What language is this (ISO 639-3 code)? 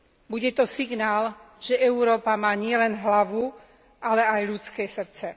slk